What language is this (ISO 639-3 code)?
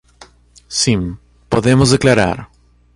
por